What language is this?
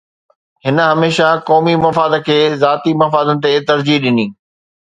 Sindhi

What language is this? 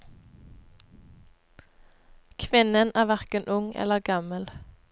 Norwegian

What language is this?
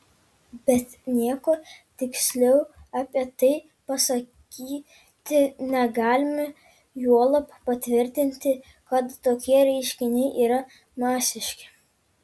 Lithuanian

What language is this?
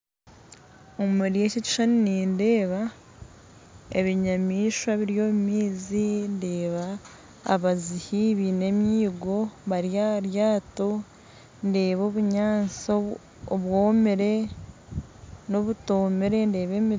Nyankole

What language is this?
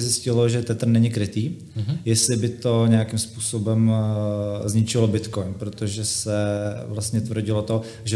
Czech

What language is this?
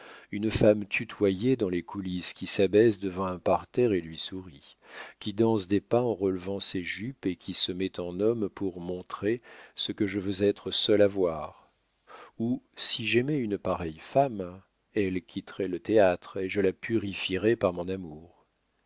French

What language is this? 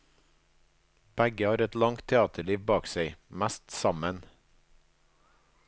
Norwegian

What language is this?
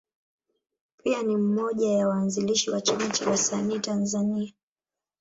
Swahili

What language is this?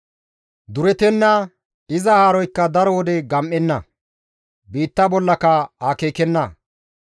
Gamo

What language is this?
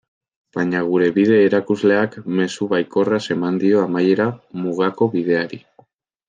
Basque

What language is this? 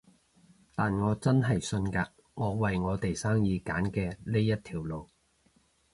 Cantonese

